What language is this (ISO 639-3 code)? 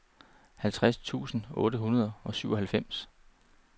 dan